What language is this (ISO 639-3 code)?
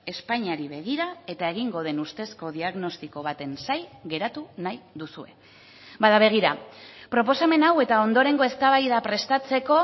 eus